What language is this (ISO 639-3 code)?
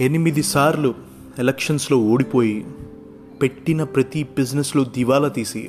tel